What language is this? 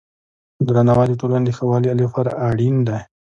Pashto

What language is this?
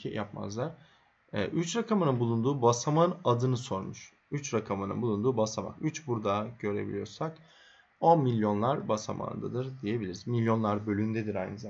Turkish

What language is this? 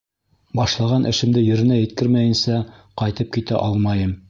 Bashkir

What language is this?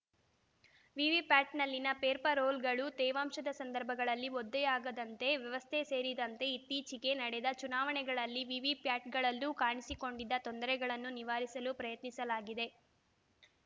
Kannada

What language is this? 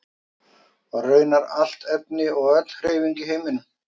Icelandic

